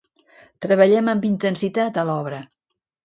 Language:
Catalan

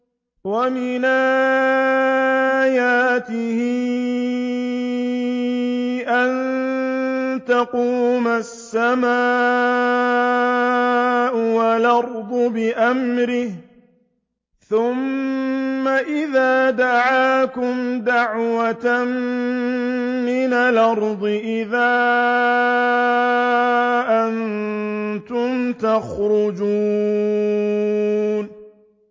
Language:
Arabic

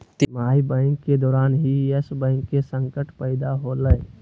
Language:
Magahi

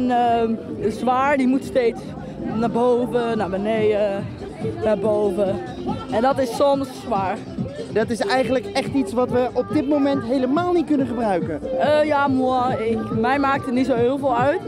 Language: Dutch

